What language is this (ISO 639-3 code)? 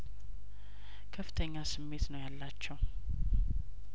amh